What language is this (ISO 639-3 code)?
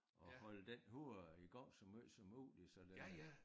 dan